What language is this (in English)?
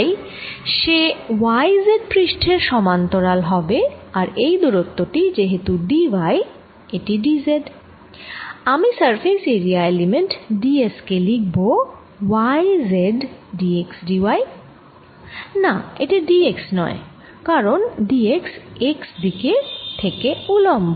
Bangla